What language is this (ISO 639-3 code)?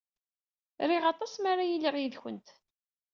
kab